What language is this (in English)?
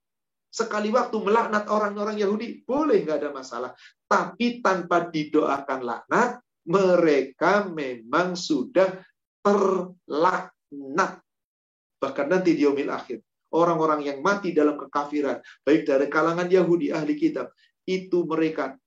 Indonesian